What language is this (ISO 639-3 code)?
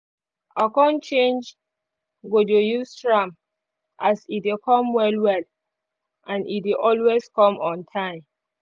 pcm